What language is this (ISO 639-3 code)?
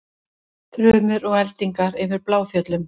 isl